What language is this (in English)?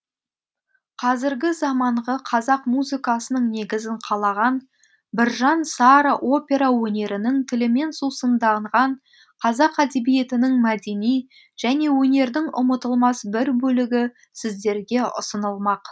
Kazakh